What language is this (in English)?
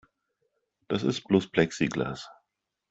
German